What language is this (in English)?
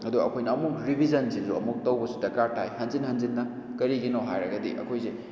Manipuri